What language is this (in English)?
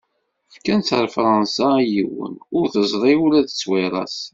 Kabyle